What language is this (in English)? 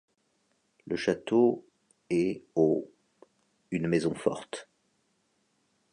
French